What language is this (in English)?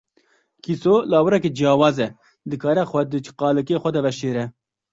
Kurdish